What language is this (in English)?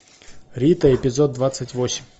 Russian